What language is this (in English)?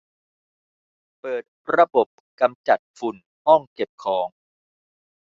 Thai